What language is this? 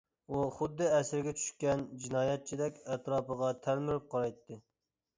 Uyghur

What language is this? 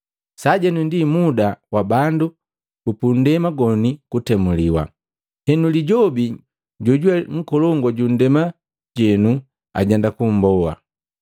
Matengo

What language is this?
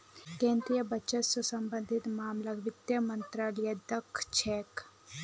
Magahi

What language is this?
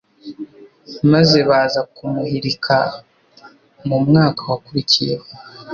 Kinyarwanda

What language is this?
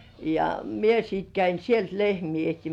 Finnish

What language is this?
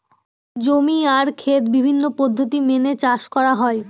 Bangla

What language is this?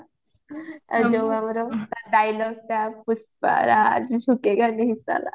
Odia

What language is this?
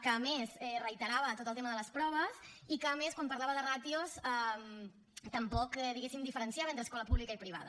Catalan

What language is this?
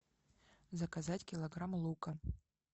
Russian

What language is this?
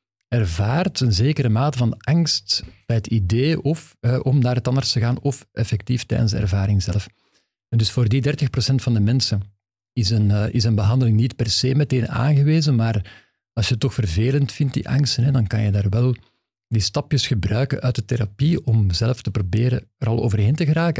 Dutch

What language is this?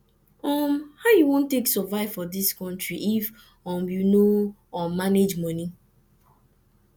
Nigerian Pidgin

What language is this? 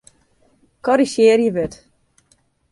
Western Frisian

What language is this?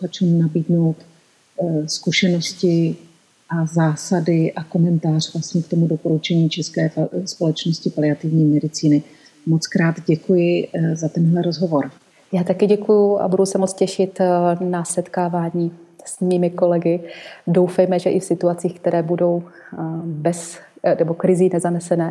Czech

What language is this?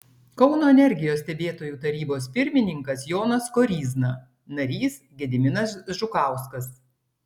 Lithuanian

